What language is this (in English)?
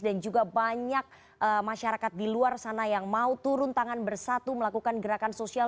Indonesian